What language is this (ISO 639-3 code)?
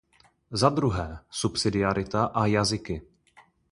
ces